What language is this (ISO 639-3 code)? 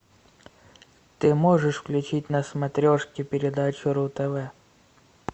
rus